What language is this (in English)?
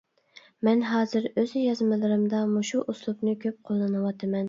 Uyghur